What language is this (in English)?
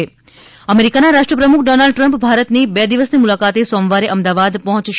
Gujarati